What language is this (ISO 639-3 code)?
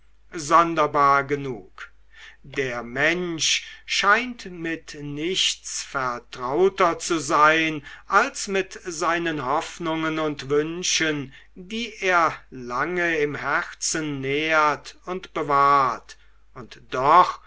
deu